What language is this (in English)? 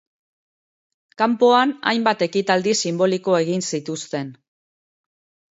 Basque